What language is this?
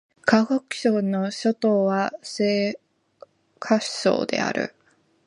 Japanese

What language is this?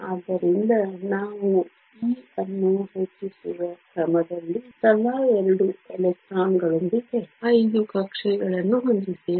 Kannada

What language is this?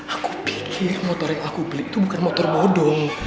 Indonesian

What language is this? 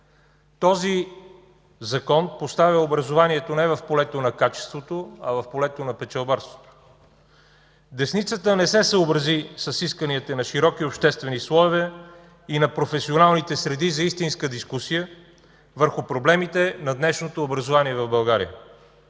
Bulgarian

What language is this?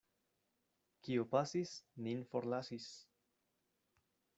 Esperanto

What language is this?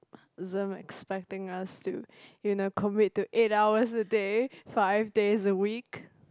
English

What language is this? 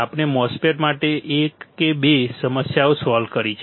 Gujarati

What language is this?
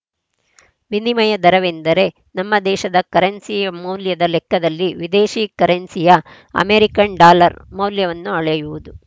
Kannada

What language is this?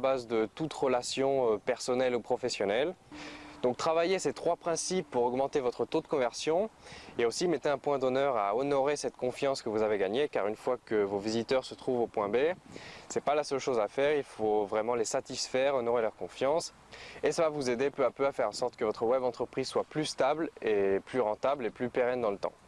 French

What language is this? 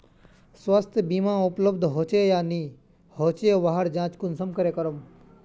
Magahi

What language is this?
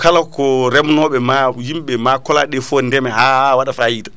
Fula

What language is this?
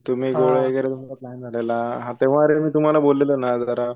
Marathi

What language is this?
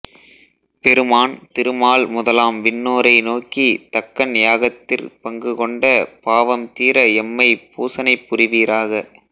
Tamil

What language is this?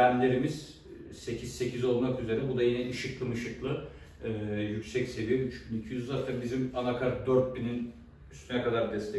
Turkish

